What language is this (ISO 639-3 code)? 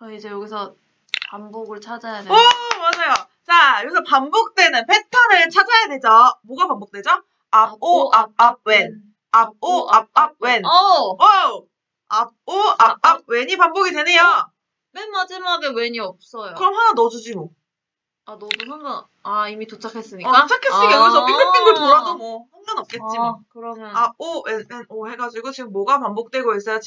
kor